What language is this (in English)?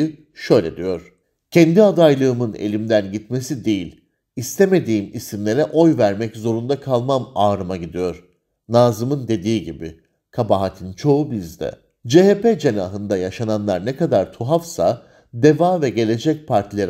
Turkish